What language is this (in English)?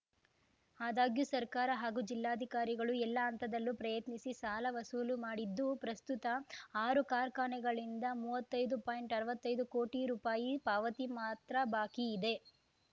Kannada